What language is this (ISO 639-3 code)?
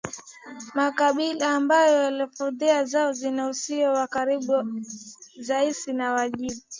swa